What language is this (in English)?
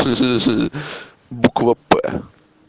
Russian